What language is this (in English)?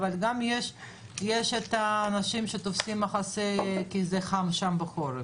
Hebrew